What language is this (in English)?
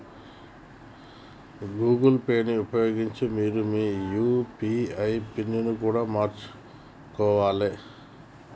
Telugu